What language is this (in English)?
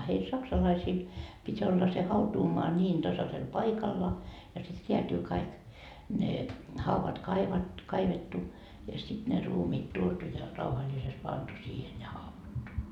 Finnish